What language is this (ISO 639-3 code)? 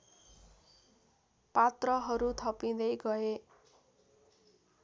nep